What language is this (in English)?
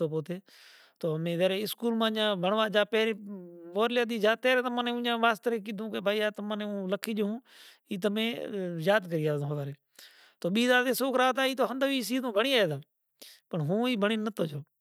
Kachi Koli